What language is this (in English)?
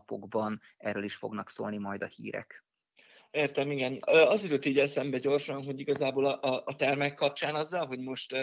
Hungarian